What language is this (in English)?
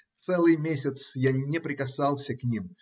Russian